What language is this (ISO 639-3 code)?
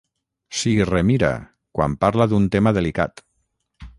cat